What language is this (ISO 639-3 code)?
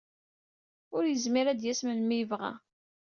kab